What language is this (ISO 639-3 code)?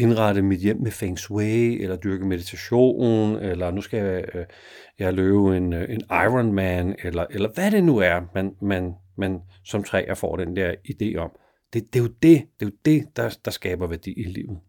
dan